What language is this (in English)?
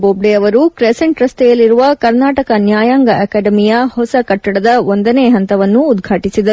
Kannada